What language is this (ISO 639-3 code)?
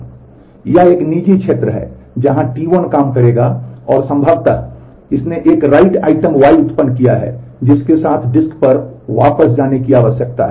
hin